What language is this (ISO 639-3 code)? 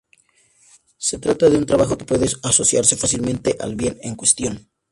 spa